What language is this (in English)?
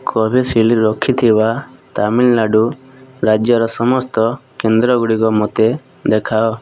Odia